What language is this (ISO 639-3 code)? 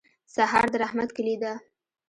pus